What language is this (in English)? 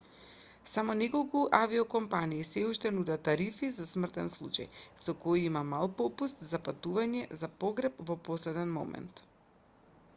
Macedonian